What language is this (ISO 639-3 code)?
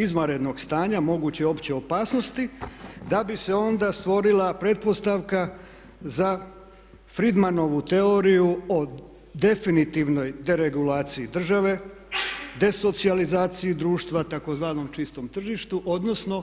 hrv